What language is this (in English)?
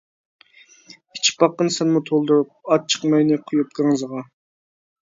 Uyghur